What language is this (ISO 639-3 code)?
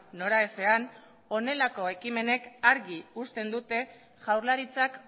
eus